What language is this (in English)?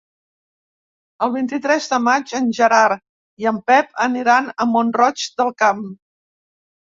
Catalan